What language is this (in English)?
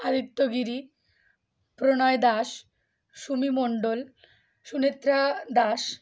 Bangla